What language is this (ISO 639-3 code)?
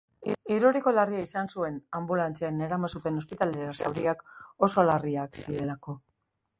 eus